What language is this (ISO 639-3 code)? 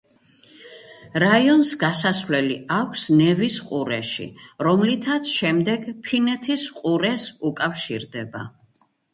kat